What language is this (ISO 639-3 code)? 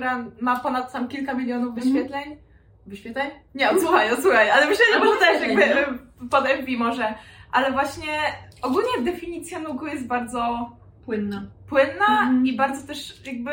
pol